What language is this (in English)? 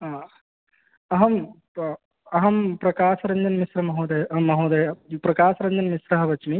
Sanskrit